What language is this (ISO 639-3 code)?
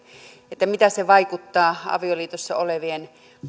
fin